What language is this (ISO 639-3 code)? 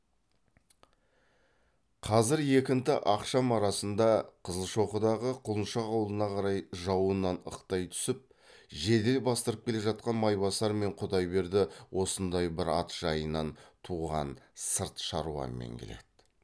kaz